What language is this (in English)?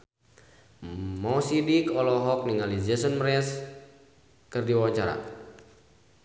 Sundanese